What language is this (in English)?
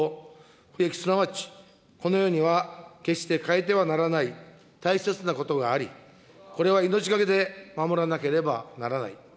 Japanese